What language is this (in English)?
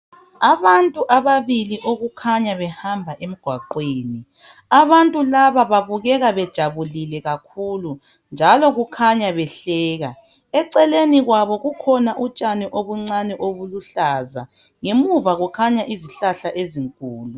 North Ndebele